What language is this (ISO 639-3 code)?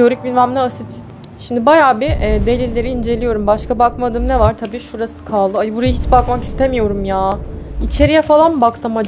tur